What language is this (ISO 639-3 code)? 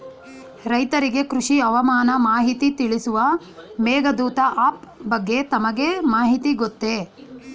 kan